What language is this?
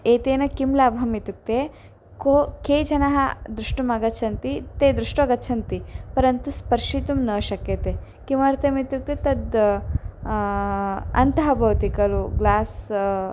Sanskrit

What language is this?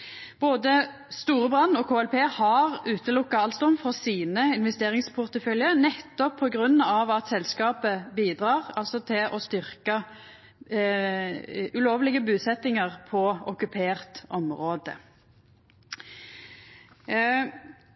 Norwegian Nynorsk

